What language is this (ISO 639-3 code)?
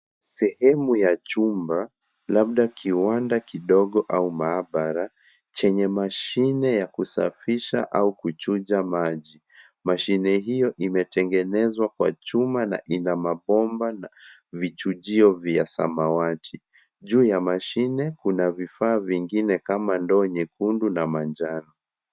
swa